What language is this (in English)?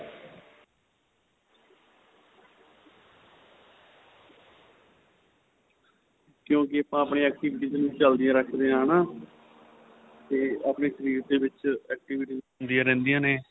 Punjabi